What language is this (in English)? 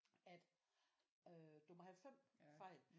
Danish